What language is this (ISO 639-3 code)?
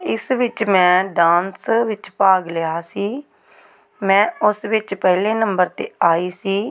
pan